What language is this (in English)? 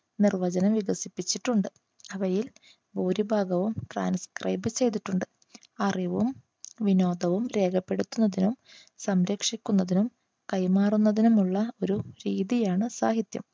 Malayalam